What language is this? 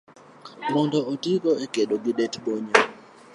Luo (Kenya and Tanzania)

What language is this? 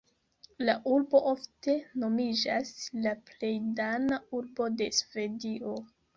Esperanto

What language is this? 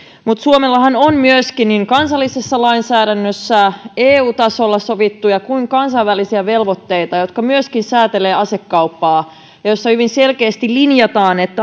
Finnish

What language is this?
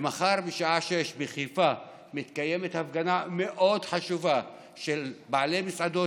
Hebrew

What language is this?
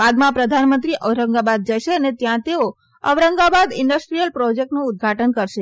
Gujarati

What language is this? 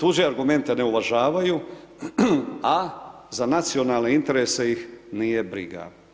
Croatian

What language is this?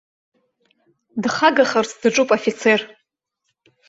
Abkhazian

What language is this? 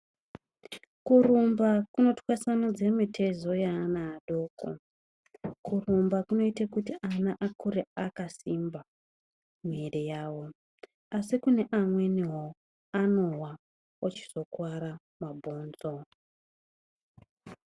Ndau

